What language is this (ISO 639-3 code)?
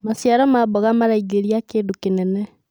kik